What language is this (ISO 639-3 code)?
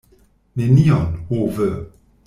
epo